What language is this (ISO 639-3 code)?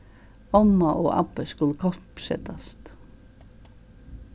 fao